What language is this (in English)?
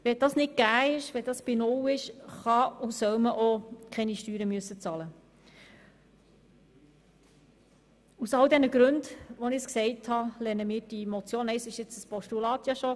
Swiss German